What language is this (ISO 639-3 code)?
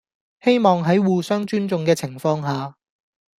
yue